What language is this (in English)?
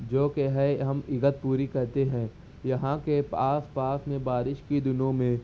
Urdu